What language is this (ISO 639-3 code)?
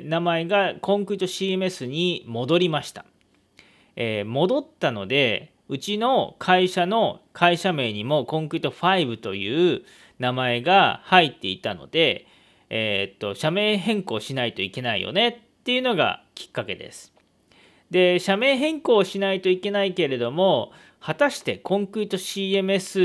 jpn